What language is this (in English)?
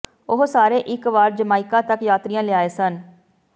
Punjabi